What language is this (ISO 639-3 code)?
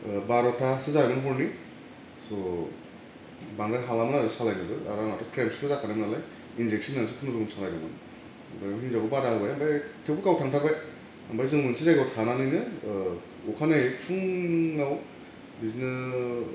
brx